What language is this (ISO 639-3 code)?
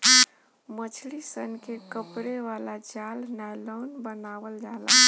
bho